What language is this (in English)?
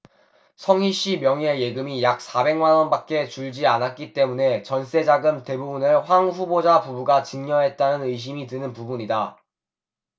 Korean